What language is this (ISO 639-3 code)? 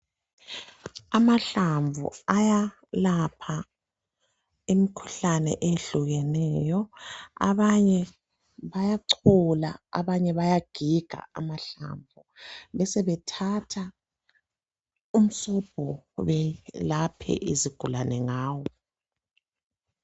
nde